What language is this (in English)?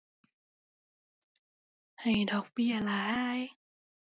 Thai